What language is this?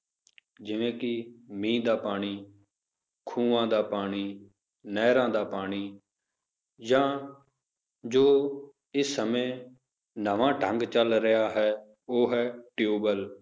Punjabi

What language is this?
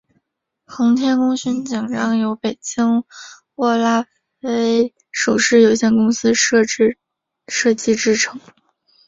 Chinese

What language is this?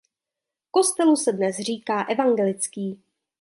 Czech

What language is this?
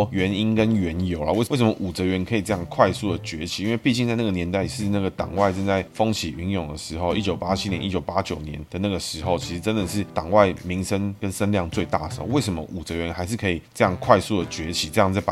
Chinese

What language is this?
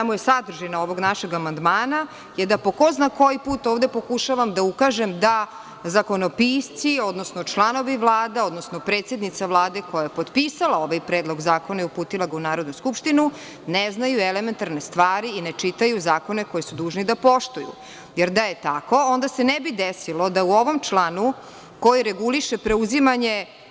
Serbian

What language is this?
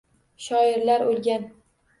Uzbek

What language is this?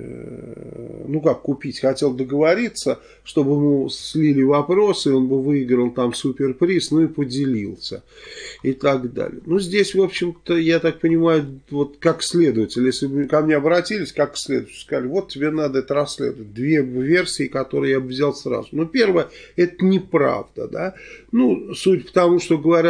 Russian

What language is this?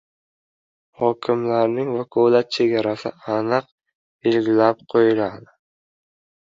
Uzbek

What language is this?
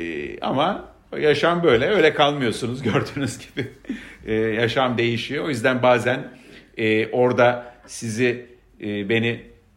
Turkish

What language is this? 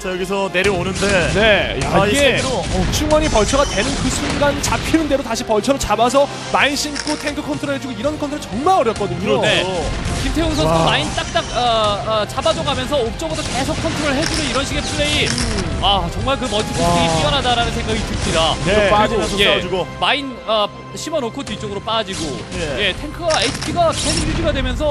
Korean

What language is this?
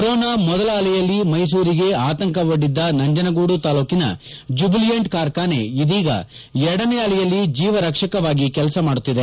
Kannada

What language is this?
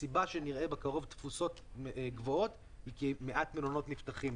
Hebrew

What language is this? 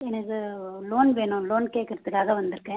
Tamil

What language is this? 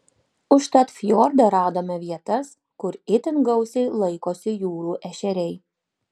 Lithuanian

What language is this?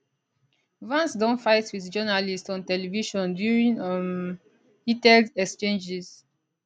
Nigerian Pidgin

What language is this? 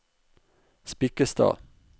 Norwegian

